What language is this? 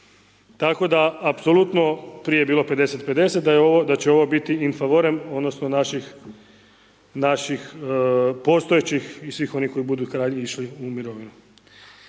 Croatian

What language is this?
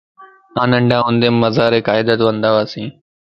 Lasi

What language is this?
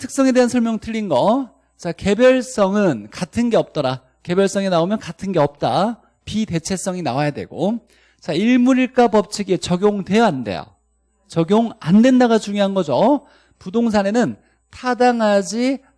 Korean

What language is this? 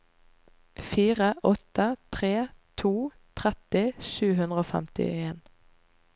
Norwegian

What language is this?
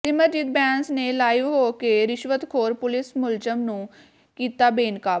Punjabi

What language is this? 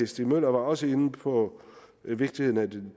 Danish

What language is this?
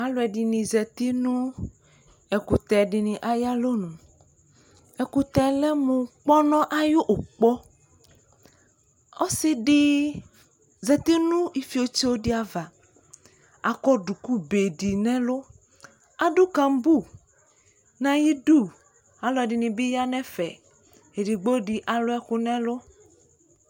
Ikposo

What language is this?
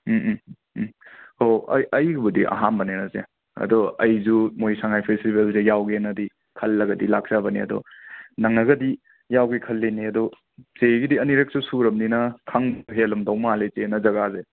Manipuri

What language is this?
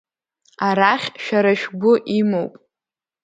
Abkhazian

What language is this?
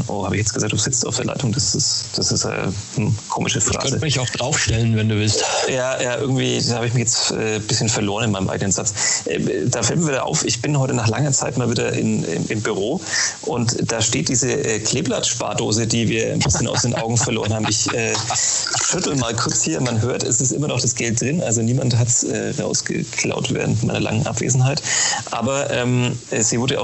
German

